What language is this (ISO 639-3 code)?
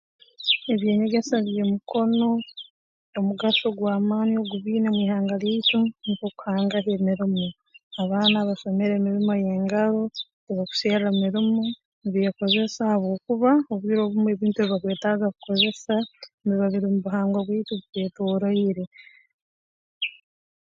ttj